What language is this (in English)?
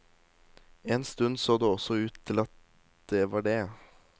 Norwegian